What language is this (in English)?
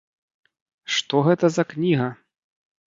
Belarusian